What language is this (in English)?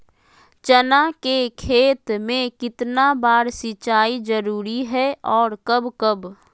Magahi